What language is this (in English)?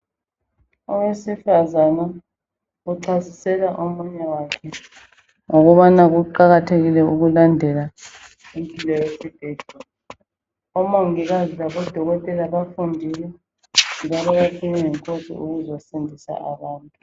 North Ndebele